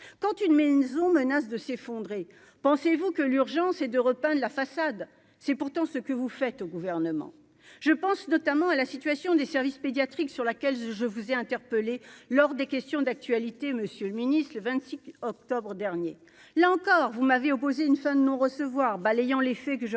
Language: French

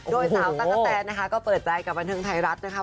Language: Thai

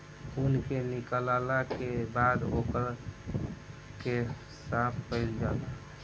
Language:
Bhojpuri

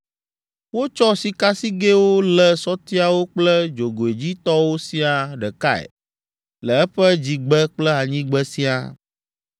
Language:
Ewe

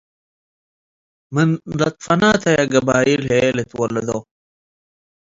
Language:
Tigre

